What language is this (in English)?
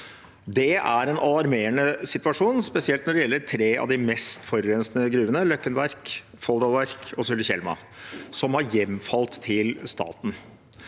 Norwegian